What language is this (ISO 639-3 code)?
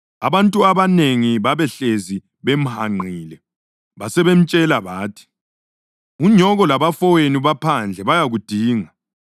nde